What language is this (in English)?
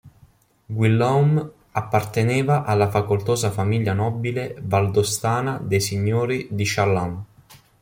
Italian